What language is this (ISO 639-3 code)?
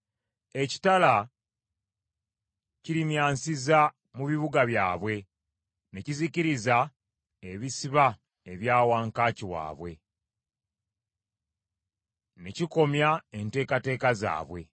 lug